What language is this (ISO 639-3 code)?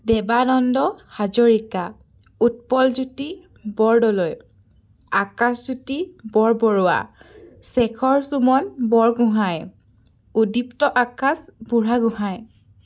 asm